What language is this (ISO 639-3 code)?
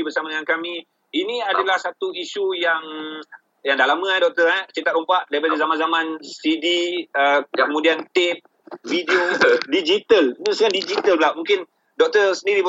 msa